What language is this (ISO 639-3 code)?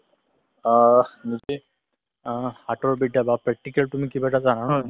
asm